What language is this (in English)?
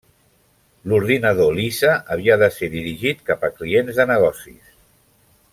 Catalan